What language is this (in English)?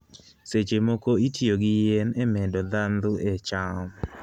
Luo (Kenya and Tanzania)